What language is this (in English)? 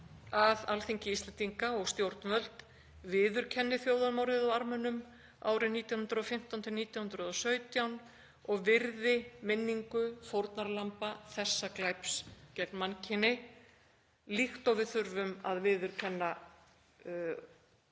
Icelandic